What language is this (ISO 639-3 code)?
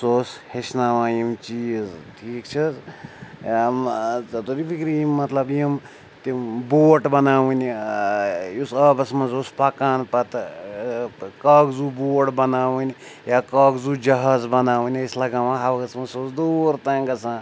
kas